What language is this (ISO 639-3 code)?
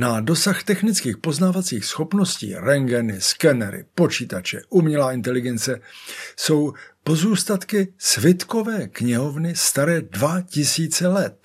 ces